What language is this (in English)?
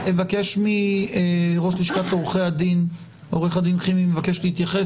Hebrew